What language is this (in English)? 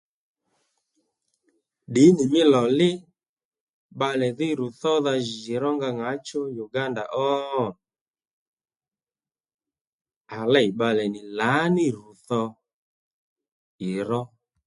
Lendu